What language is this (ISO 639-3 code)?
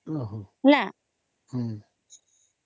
ori